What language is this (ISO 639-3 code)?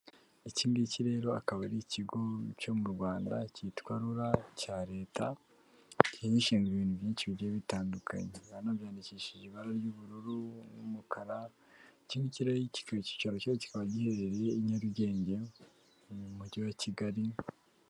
kin